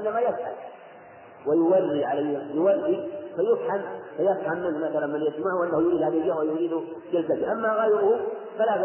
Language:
Arabic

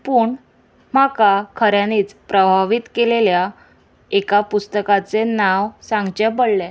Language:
Konkani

